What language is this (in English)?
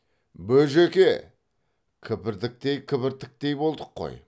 Kazakh